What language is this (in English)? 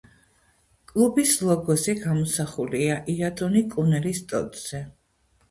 Georgian